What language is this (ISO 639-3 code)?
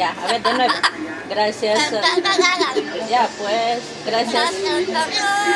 spa